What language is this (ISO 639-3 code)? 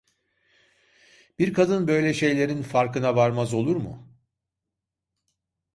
tur